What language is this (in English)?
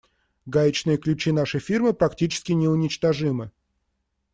Russian